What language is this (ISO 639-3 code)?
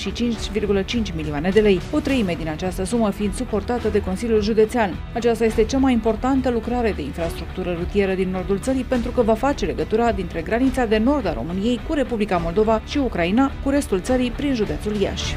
ron